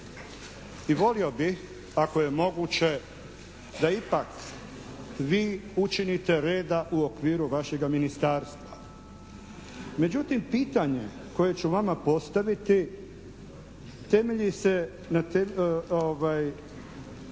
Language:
Croatian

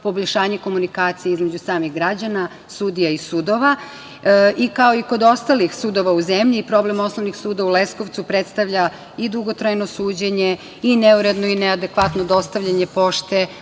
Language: Serbian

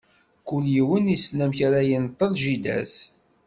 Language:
Kabyle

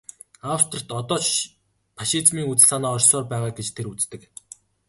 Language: Mongolian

